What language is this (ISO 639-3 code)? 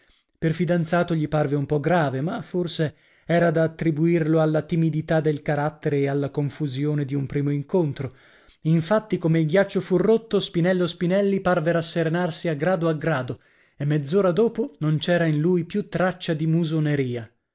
ita